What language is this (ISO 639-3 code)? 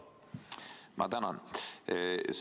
est